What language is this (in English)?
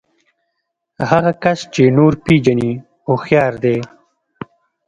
Pashto